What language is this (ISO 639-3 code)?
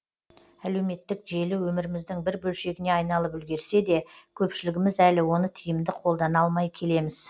kaz